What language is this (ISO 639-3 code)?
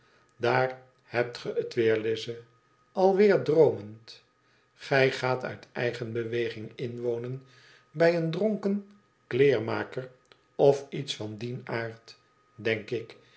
nld